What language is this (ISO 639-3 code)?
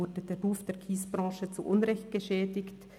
gsw